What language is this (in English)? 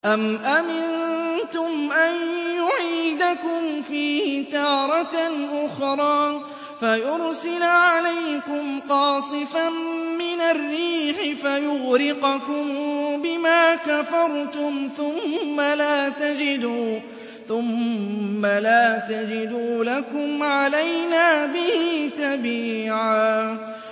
Arabic